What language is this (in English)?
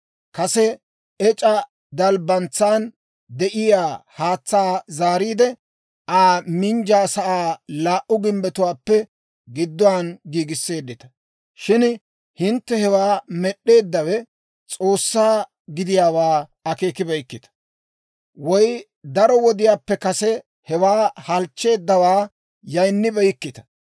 Dawro